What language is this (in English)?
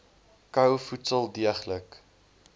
Afrikaans